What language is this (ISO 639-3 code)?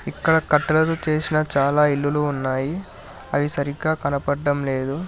tel